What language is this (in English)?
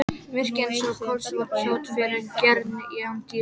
Icelandic